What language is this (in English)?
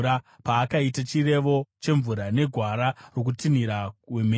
Shona